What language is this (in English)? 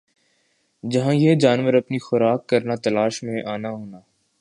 Urdu